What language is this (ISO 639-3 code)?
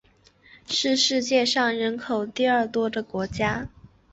zho